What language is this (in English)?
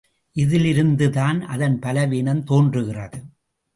Tamil